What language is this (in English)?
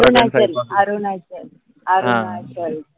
Marathi